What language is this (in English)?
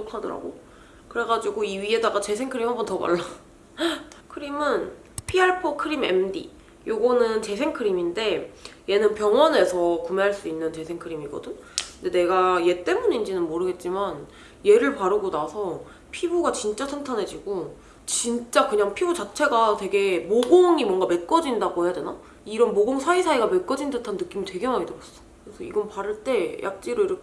Korean